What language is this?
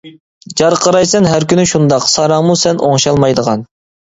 Uyghur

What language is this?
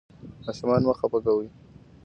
Pashto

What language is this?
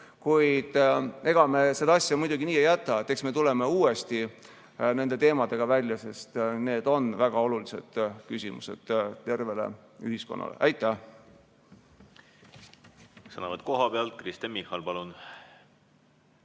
Estonian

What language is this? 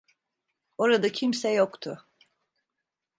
Turkish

